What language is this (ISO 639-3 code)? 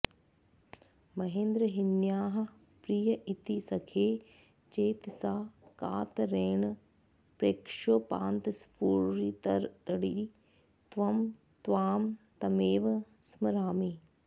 san